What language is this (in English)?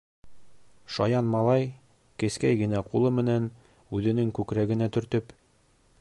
Bashkir